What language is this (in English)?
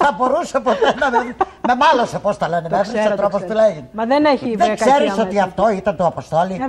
Greek